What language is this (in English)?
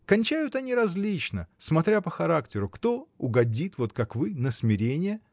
Russian